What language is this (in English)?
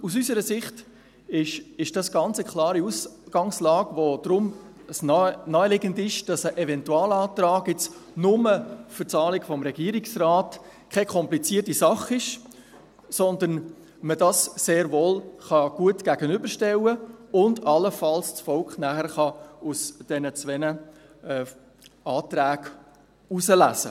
Swiss German